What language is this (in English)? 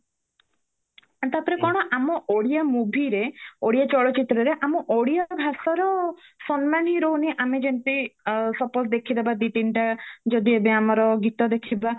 Odia